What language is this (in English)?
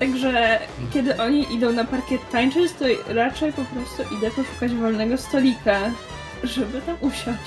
Polish